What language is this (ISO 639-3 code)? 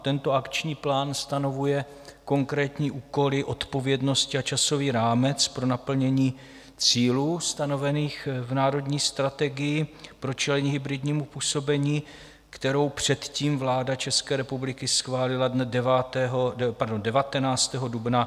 ces